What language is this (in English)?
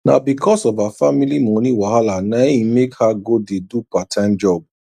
Nigerian Pidgin